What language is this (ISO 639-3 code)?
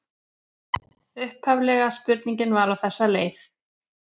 isl